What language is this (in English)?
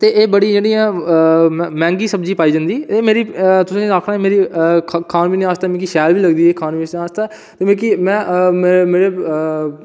Dogri